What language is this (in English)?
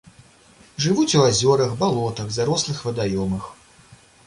Belarusian